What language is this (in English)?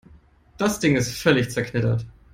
German